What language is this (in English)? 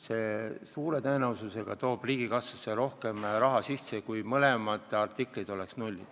Estonian